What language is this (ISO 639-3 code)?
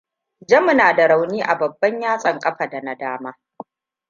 hau